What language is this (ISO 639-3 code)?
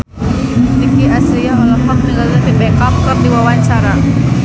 sun